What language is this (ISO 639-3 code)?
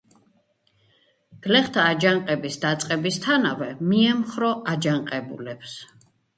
kat